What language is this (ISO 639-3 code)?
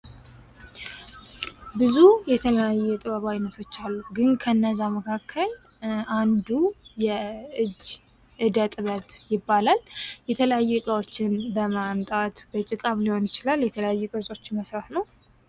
amh